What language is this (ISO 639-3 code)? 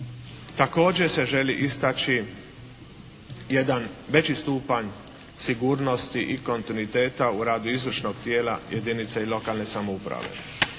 hrv